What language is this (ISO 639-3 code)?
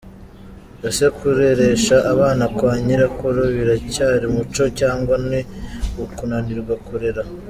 kin